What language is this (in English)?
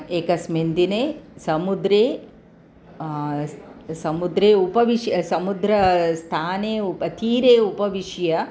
Sanskrit